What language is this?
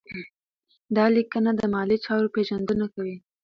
Pashto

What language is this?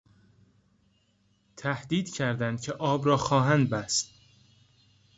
Persian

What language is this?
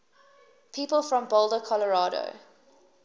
English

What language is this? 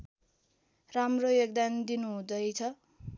Nepali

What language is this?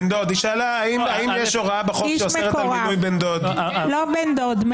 Hebrew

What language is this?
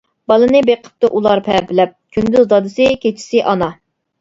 Uyghur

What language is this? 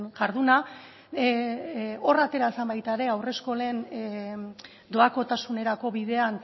Basque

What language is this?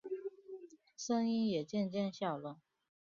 Chinese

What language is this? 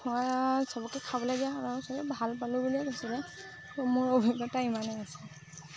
Assamese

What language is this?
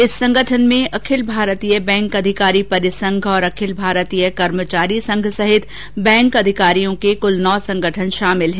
Hindi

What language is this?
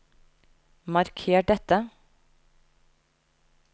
Norwegian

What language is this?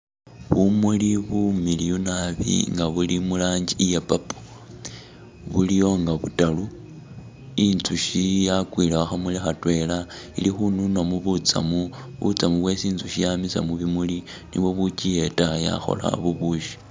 Masaaba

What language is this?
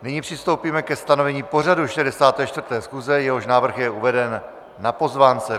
Czech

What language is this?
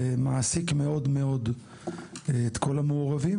Hebrew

